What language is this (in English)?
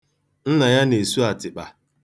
Igbo